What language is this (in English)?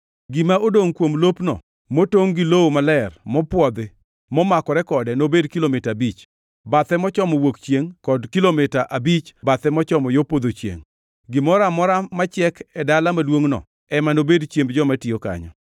Luo (Kenya and Tanzania)